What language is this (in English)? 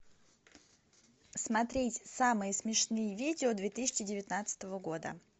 Russian